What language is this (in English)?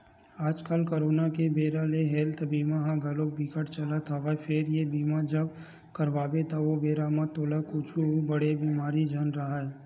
Chhattisgarhi